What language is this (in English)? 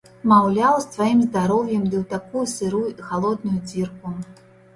Belarusian